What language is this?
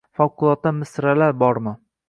Uzbek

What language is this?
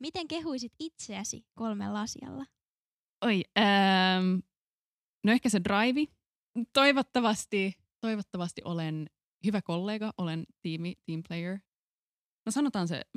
Finnish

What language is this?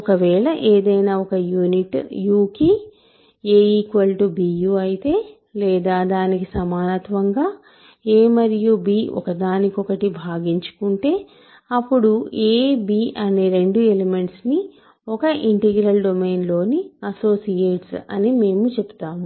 Telugu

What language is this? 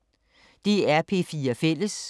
Danish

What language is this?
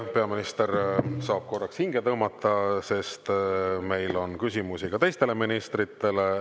Estonian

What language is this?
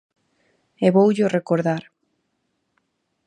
Galician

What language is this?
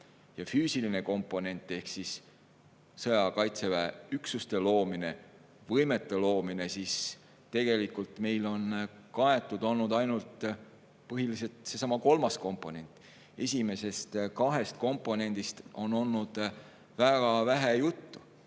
Estonian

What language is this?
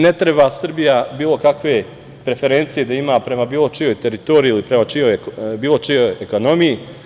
Serbian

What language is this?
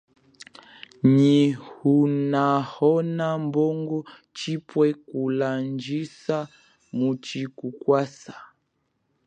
Chokwe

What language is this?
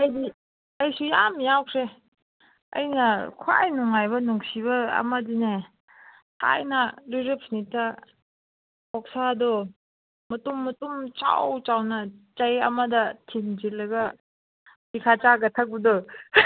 Manipuri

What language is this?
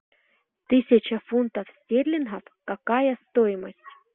Russian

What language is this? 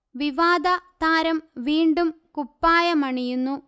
Malayalam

